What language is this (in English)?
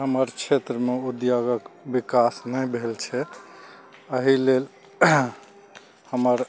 Maithili